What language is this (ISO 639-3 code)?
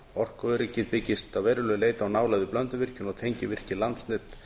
isl